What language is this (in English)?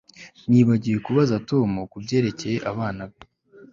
Kinyarwanda